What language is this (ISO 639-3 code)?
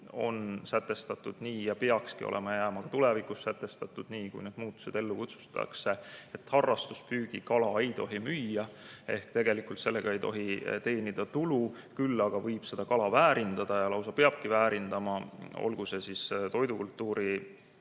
est